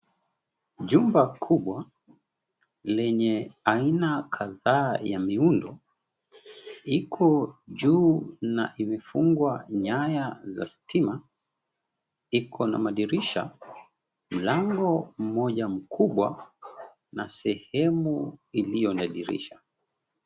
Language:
Swahili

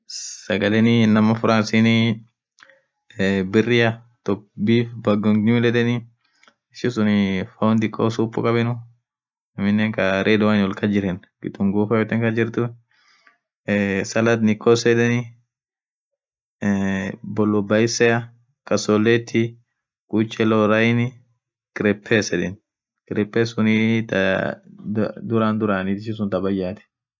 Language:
Orma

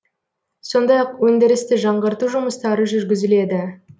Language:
Kazakh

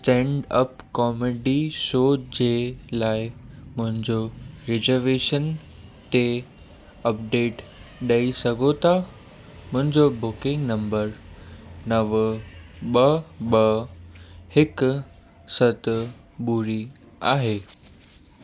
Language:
Sindhi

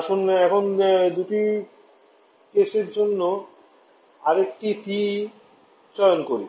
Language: Bangla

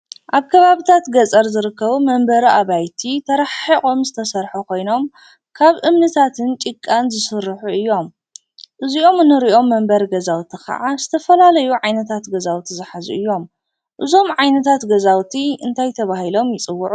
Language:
Tigrinya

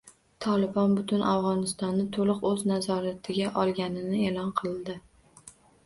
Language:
Uzbek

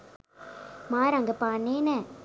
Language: Sinhala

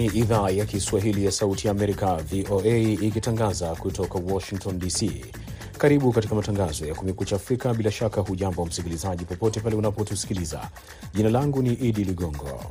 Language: Swahili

